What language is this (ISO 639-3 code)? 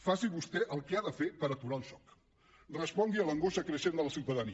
cat